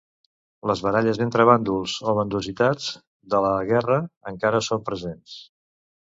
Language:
Catalan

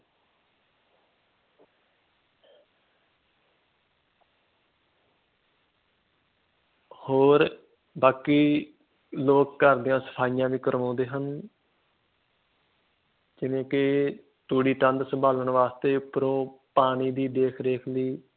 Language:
Punjabi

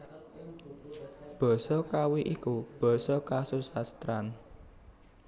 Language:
Javanese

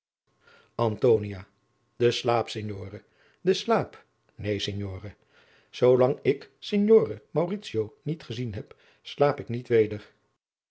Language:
Dutch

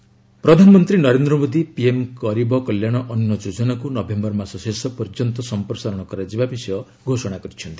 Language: Odia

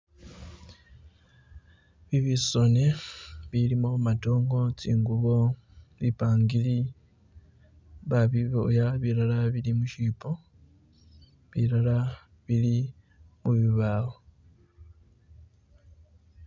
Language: Masaaba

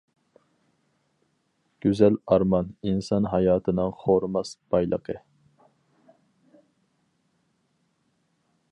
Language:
Uyghur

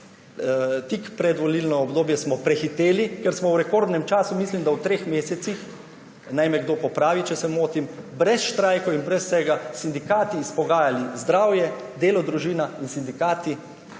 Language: Slovenian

